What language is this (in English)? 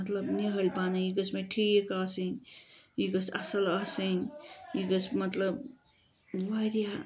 Kashmiri